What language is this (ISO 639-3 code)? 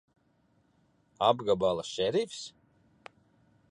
lav